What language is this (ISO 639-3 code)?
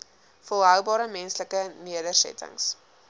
afr